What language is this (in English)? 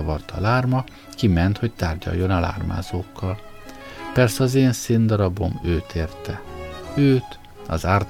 Hungarian